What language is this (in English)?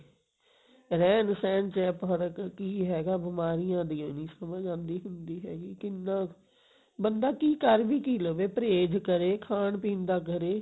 Punjabi